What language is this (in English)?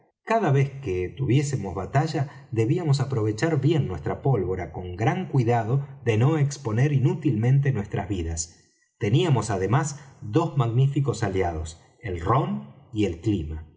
Spanish